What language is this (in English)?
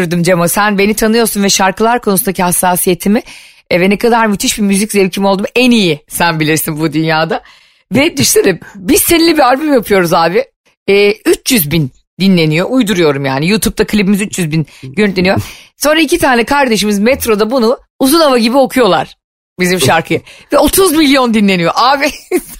Turkish